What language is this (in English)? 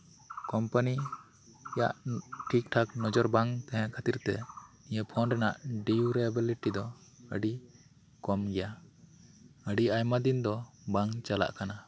Santali